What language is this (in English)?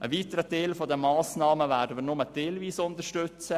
Swiss German